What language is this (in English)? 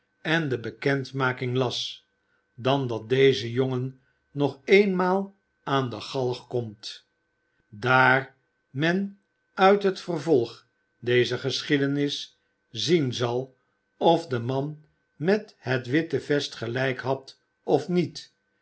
Dutch